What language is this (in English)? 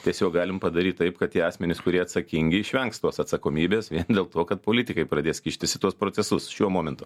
Lithuanian